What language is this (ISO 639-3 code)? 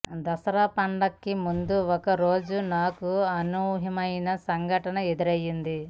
tel